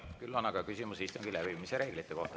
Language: Estonian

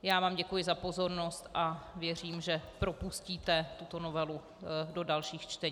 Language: Czech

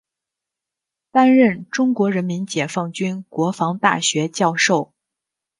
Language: Chinese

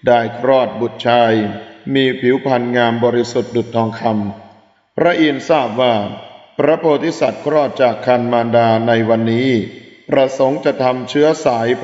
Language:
Thai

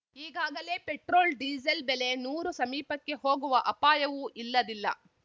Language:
Kannada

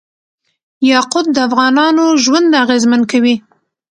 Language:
Pashto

